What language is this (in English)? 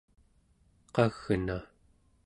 Central Yupik